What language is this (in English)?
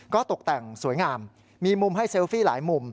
Thai